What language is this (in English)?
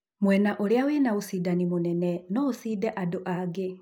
Kikuyu